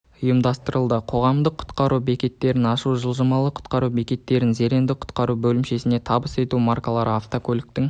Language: Kazakh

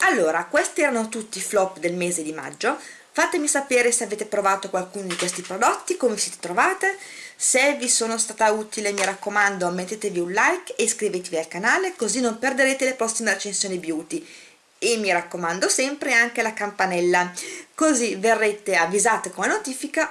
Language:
Italian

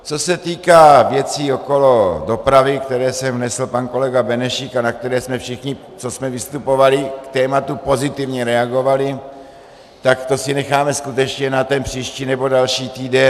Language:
Czech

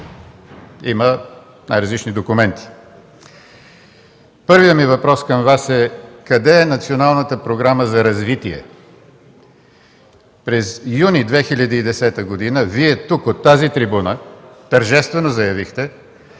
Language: Bulgarian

